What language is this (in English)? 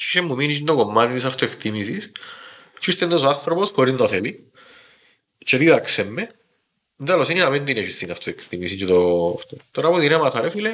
Greek